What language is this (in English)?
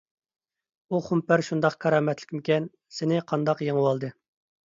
Uyghur